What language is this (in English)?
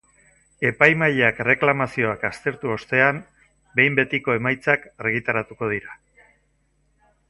Basque